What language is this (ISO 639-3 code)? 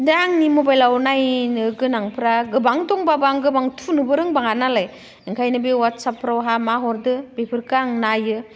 brx